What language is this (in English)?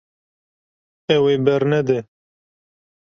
Kurdish